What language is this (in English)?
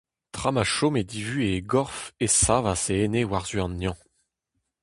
Breton